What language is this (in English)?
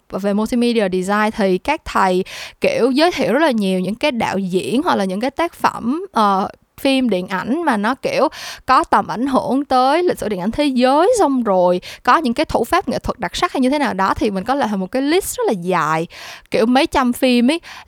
Vietnamese